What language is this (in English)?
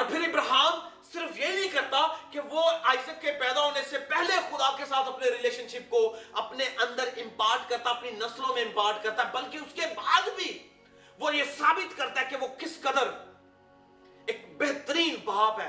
Urdu